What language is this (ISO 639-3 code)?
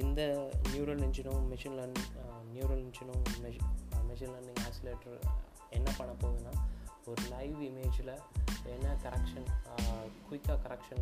tam